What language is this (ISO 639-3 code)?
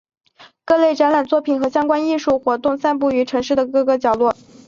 zho